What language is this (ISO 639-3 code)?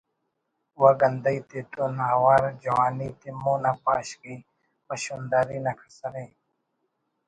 brh